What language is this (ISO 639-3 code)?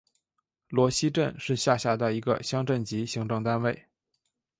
zho